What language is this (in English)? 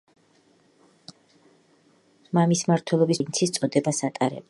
Georgian